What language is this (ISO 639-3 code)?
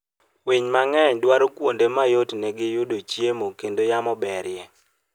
luo